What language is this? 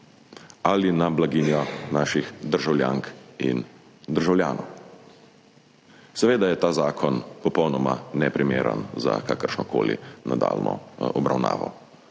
Slovenian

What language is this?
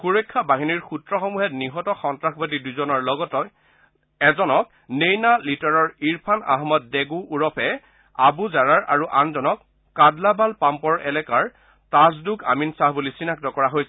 Assamese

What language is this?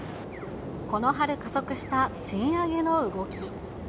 Japanese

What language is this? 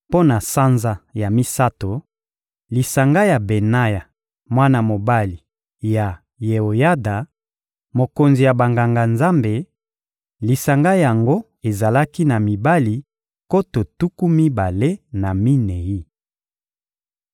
Lingala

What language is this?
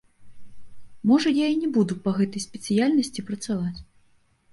Belarusian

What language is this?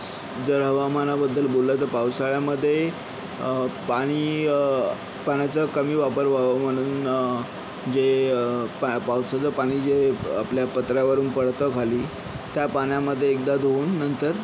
Marathi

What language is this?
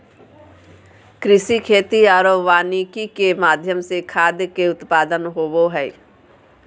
Magahi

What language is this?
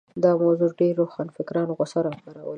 Pashto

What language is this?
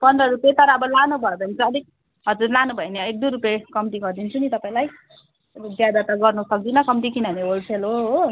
Nepali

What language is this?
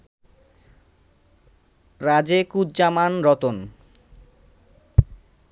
Bangla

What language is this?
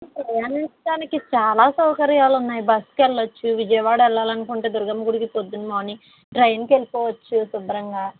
Telugu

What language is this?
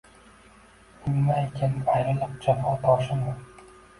Uzbek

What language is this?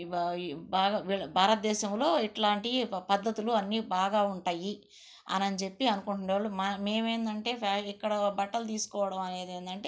Telugu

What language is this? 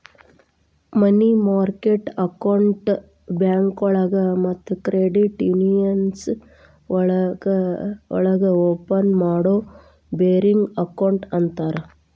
Kannada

